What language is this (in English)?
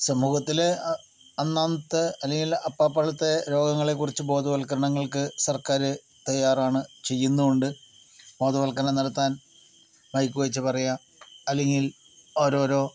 Malayalam